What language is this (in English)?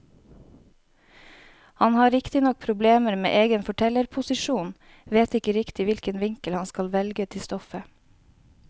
Norwegian